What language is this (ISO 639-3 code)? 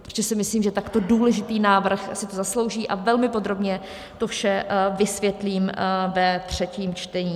ces